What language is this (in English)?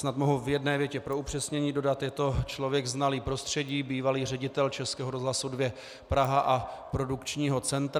Czech